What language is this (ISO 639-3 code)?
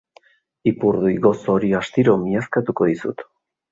eus